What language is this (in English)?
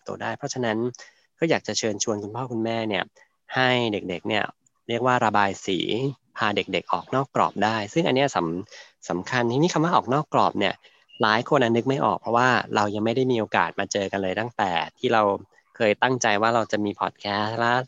Thai